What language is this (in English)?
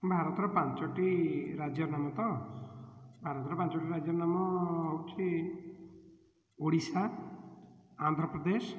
Odia